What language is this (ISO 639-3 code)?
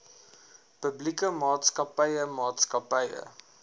afr